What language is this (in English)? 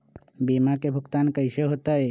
Magahi